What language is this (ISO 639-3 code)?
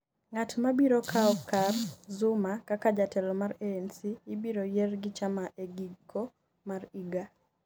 luo